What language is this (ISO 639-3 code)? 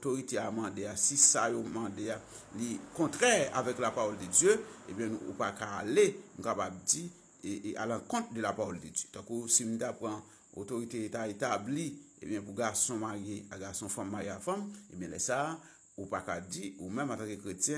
ita